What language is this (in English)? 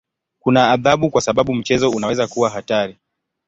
Swahili